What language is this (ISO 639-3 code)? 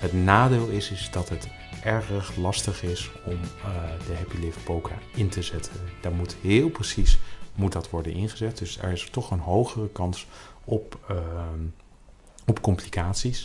nld